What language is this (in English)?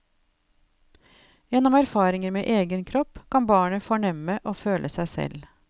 Norwegian